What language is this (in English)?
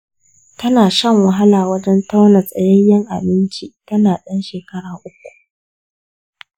Hausa